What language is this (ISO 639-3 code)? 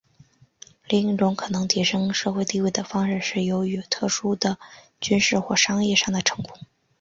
zho